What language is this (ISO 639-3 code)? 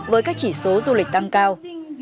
vie